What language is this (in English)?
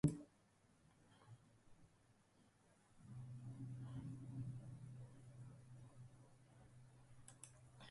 Basque